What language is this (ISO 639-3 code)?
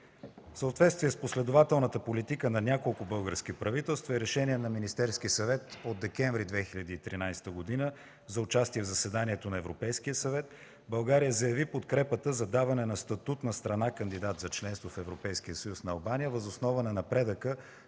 bul